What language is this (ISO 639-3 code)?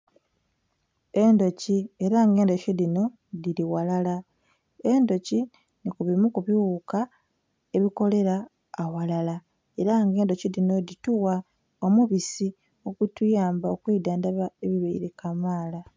xog